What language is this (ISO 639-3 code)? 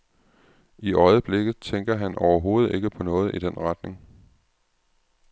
dan